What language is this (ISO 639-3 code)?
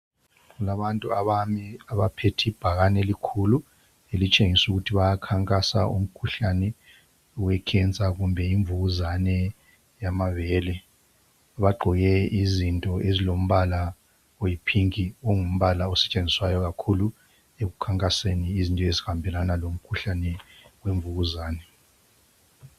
nde